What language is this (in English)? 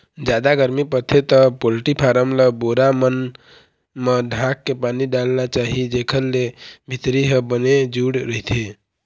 Chhattisgarhi